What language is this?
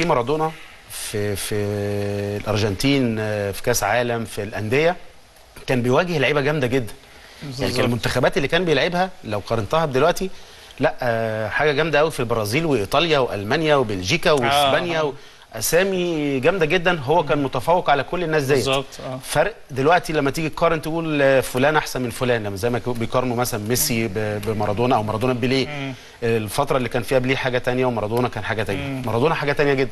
Arabic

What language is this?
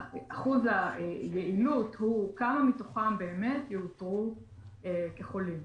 Hebrew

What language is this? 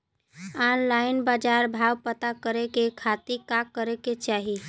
Bhojpuri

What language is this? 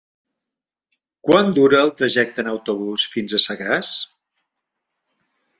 Catalan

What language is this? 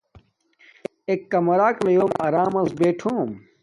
Domaaki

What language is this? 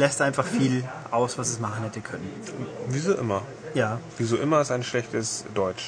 German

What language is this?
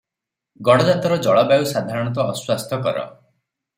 Odia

